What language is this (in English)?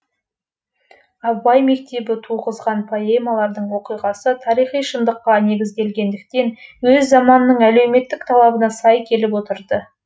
Kazakh